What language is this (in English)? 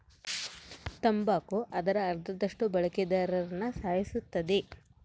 Kannada